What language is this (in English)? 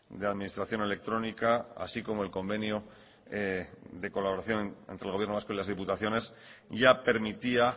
Spanish